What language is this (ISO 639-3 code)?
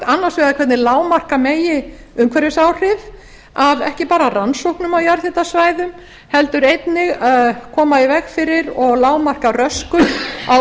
isl